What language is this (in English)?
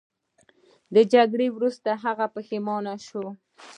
Pashto